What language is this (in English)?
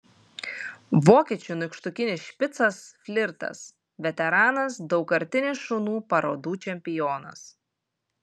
Lithuanian